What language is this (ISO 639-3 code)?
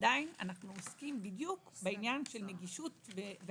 heb